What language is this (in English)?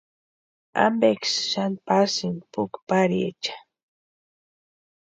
Western Highland Purepecha